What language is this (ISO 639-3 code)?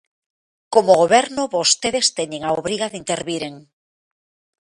glg